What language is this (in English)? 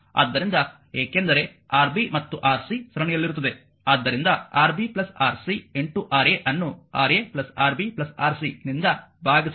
Kannada